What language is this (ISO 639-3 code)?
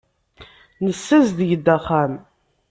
kab